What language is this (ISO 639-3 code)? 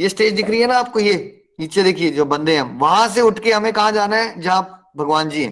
hin